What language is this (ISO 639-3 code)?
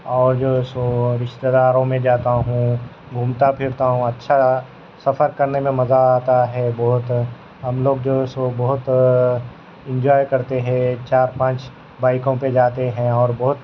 urd